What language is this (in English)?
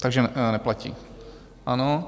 Czech